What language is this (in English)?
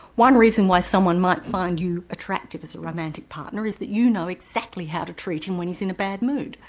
English